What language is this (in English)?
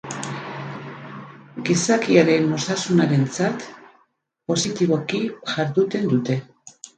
Basque